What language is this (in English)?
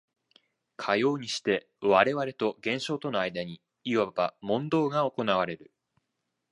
Japanese